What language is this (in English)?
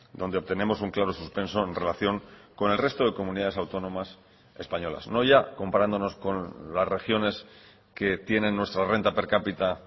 Spanish